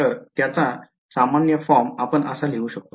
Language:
Marathi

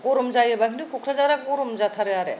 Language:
Bodo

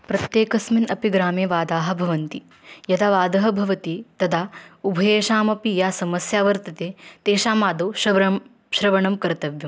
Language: Sanskrit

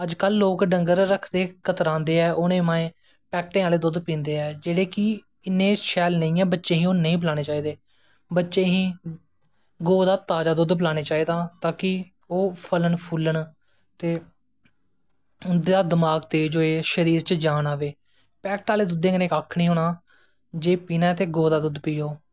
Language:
Dogri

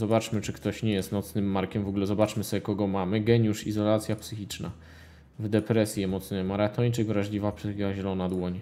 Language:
Polish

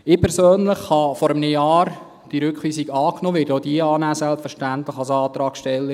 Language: Swiss German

